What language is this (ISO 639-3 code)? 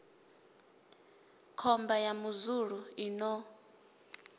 ven